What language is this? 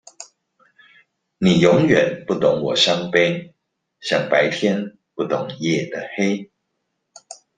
Chinese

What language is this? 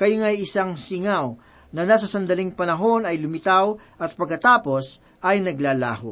Filipino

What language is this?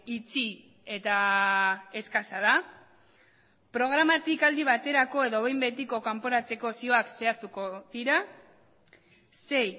Basque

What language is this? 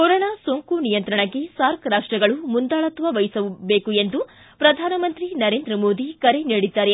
Kannada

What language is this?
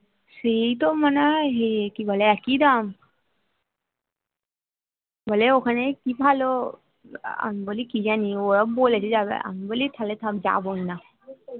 Bangla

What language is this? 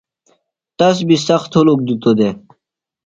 Phalura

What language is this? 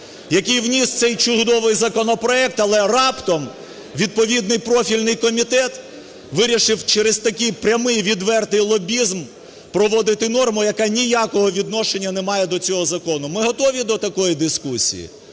Ukrainian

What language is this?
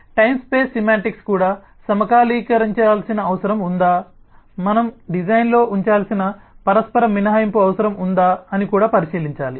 Telugu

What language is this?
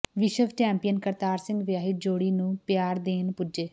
Punjabi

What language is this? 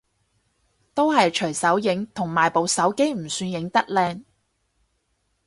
Cantonese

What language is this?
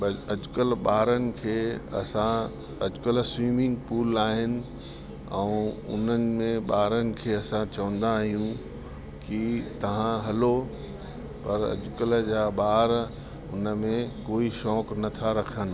Sindhi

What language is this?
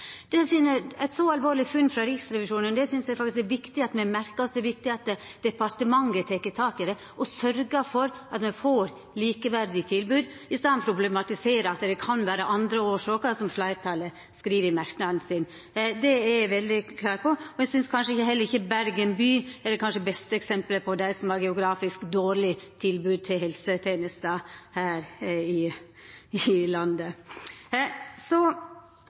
Norwegian Nynorsk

